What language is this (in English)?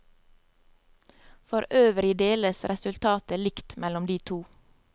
Norwegian